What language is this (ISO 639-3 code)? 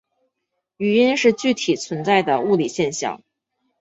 zho